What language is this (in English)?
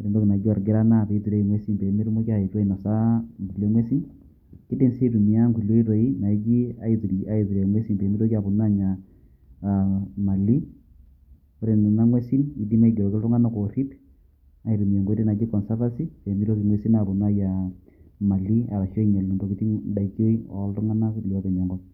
Masai